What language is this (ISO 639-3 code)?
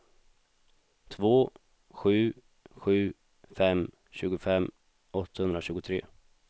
swe